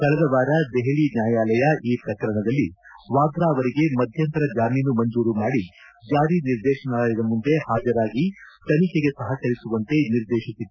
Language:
Kannada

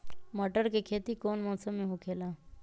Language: Magahi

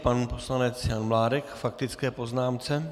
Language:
Czech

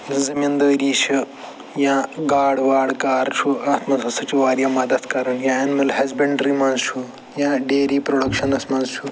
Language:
Kashmiri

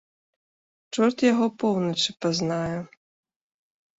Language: Belarusian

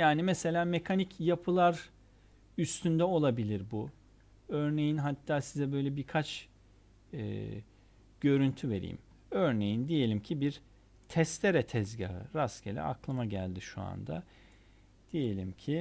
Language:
Turkish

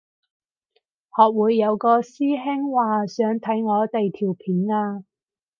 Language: Cantonese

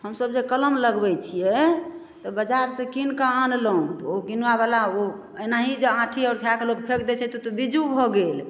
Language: Maithili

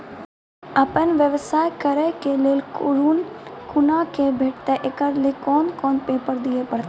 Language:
Maithili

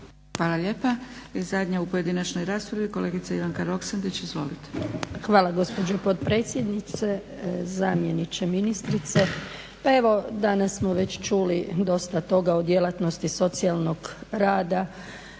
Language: Croatian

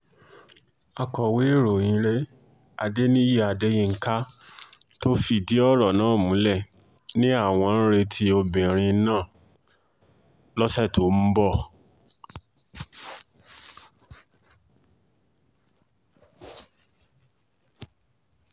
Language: Yoruba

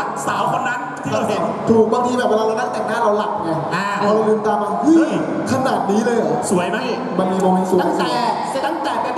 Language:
Thai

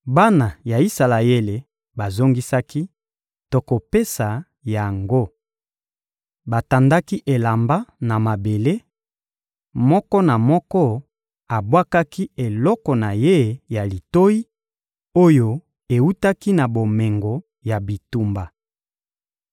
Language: Lingala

